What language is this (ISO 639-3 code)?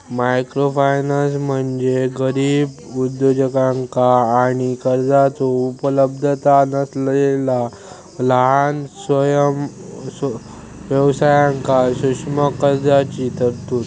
mar